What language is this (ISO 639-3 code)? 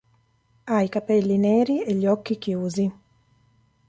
ita